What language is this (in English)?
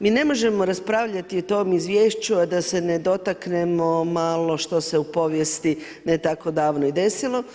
Croatian